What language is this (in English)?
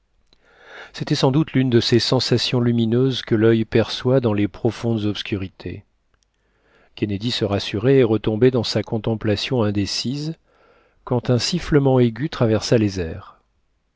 French